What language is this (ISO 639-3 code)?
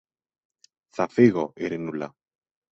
ell